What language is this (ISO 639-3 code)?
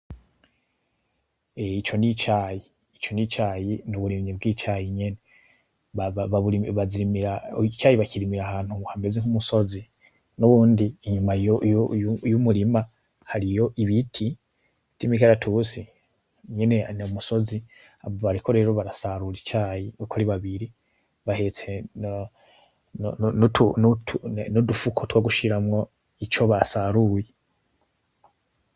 run